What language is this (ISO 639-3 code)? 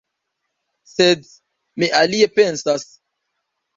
epo